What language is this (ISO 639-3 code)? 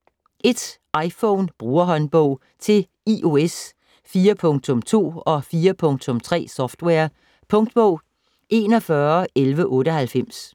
dan